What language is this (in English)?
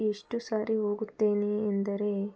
Kannada